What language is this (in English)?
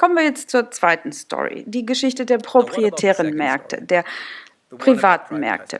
German